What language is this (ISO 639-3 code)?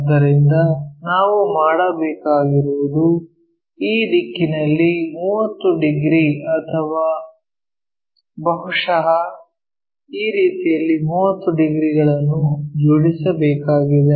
kan